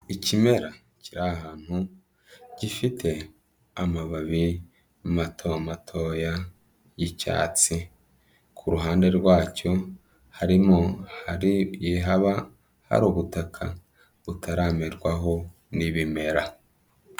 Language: Kinyarwanda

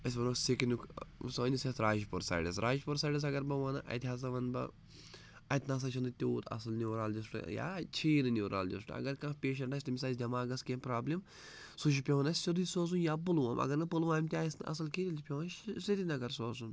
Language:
Kashmiri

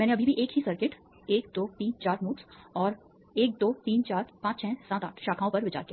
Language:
Hindi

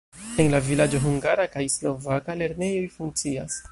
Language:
Esperanto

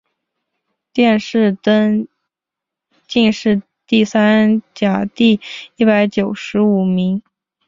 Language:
Chinese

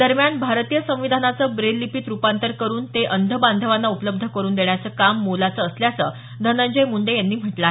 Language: Marathi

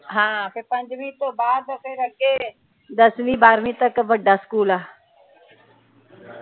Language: Punjabi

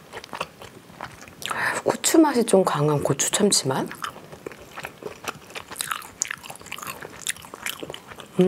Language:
Korean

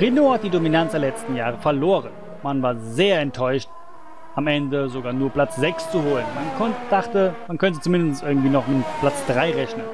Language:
German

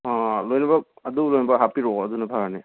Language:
Manipuri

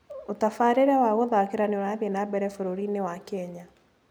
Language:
Kikuyu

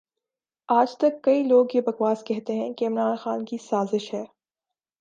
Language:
Urdu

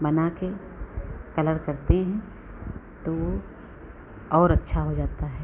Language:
Hindi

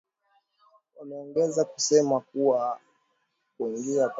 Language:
Swahili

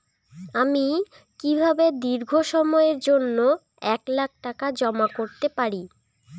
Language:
Bangla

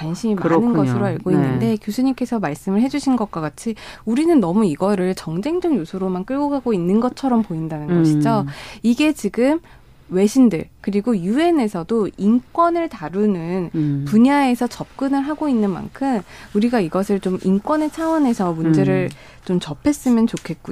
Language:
Korean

